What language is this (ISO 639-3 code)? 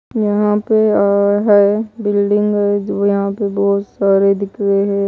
hin